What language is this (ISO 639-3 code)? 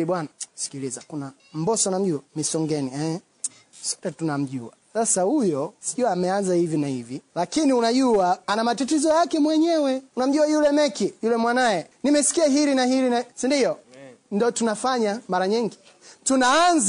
swa